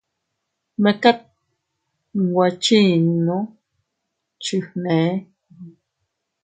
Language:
Teutila Cuicatec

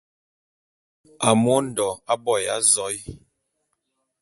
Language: Bulu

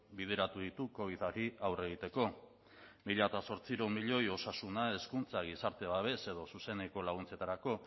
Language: Basque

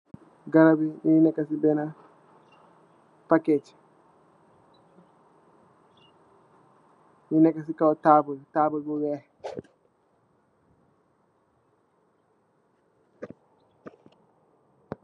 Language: Wolof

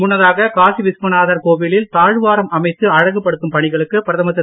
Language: Tamil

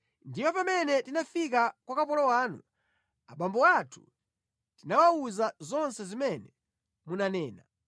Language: Nyanja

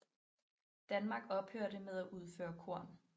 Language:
Danish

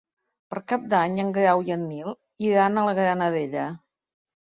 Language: Catalan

